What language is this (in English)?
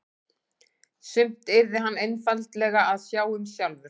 Icelandic